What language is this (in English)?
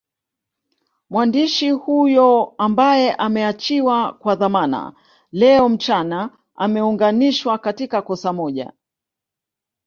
Swahili